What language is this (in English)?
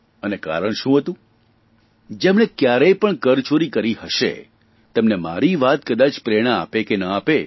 Gujarati